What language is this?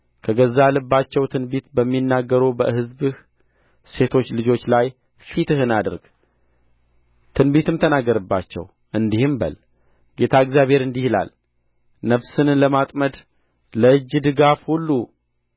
Amharic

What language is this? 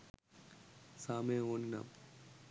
Sinhala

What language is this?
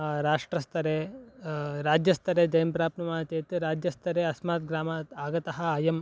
Sanskrit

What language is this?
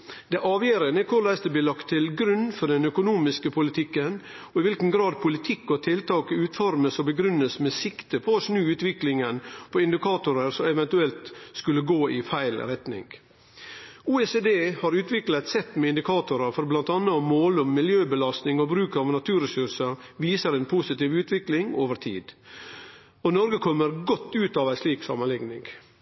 Norwegian Nynorsk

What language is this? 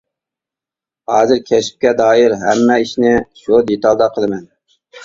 Uyghur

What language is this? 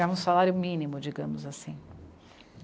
Portuguese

